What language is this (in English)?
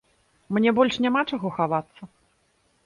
Belarusian